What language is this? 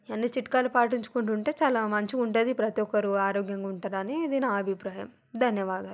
Telugu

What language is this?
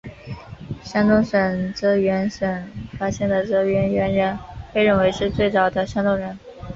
Chinese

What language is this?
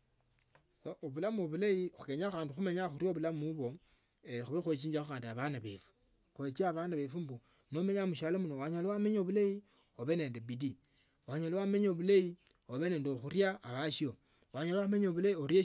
Tsotso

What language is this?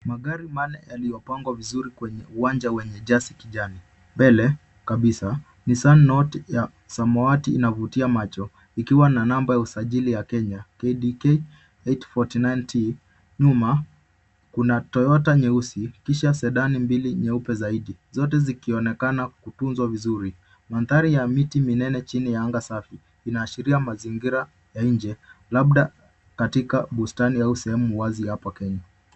Swahili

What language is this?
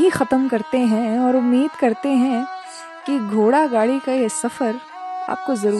Hindi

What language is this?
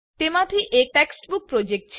Gujarati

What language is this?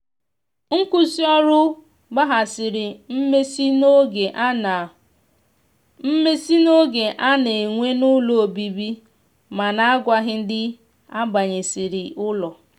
Igbo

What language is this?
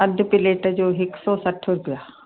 Sindhi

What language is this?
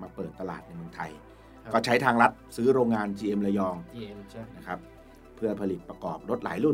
Thai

